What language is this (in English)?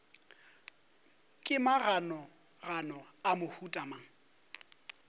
Northern Sotho